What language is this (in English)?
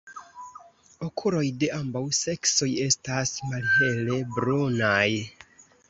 Esperanto